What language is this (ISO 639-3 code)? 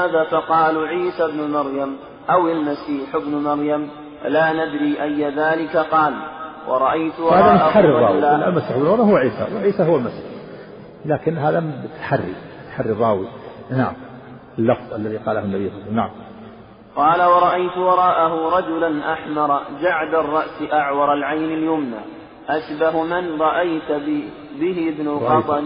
ara